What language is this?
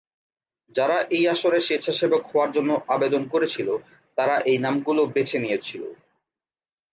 Bangla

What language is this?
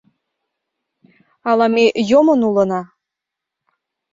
Mari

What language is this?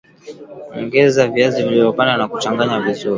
Swahili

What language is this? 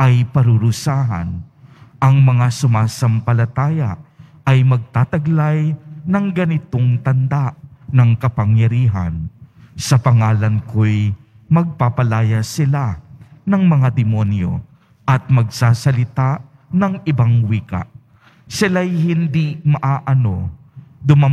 Filipino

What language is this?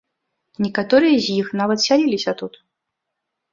Belarusian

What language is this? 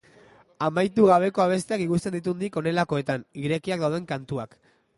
Basque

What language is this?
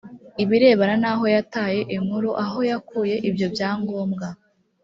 Kinyarwanda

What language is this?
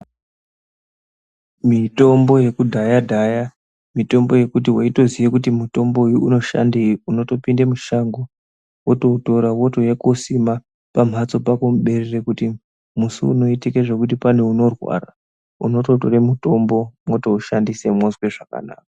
Ndau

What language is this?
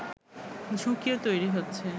Bangla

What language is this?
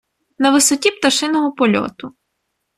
Ukrainian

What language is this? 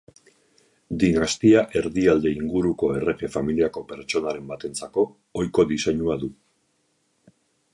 Basque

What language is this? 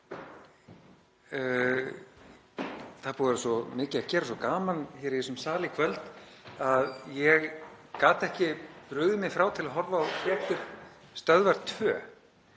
Icelandic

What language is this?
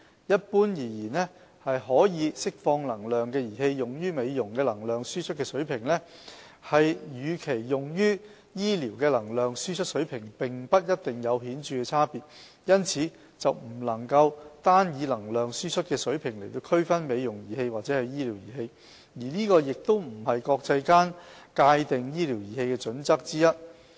Cantonese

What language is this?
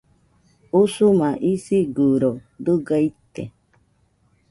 Nüpode Huitoto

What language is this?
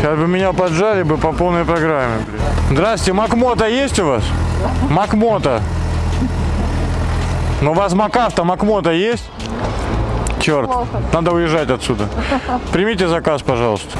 Russian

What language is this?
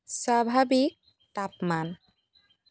Assamese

